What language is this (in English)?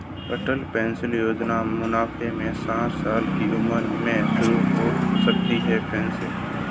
Hindi